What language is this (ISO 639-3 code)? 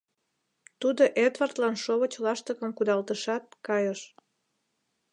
chm